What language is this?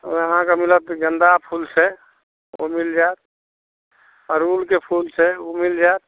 Maithili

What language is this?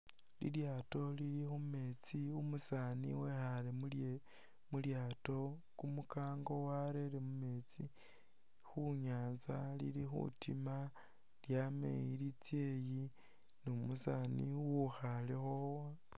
Masaaba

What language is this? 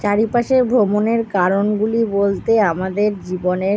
Bangla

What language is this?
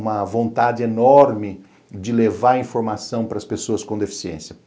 Portuguese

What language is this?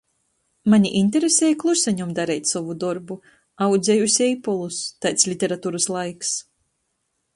Latgalian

